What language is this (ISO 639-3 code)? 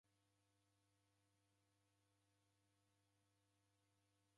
dav